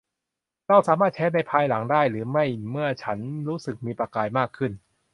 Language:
Thai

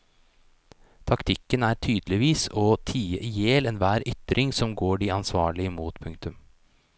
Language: Norwegian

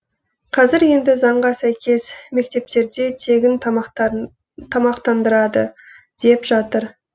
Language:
Kazakh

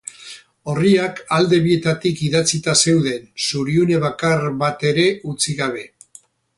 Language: Basque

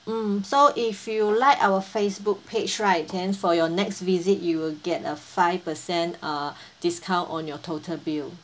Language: English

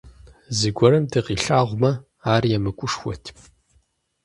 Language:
Kabardian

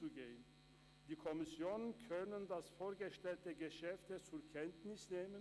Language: Swiss German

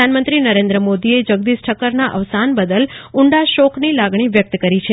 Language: Gujarati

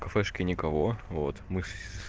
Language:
Russian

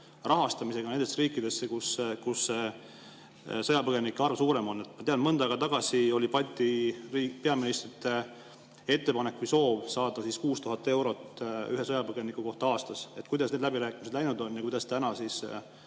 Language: Estonian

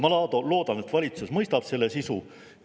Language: Estonian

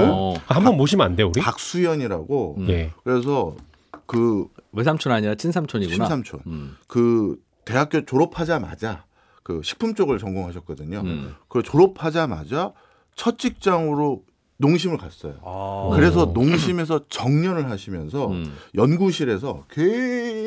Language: Korean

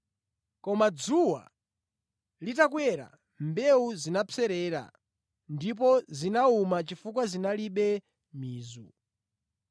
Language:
Nyanja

